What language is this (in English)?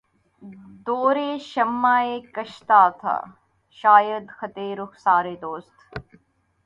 Urdu